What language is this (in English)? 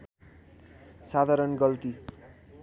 Nepali